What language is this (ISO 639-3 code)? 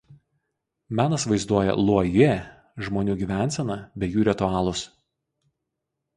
lit